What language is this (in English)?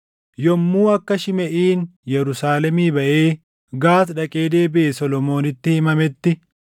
Oromo